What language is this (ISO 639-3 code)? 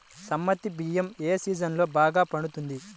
tel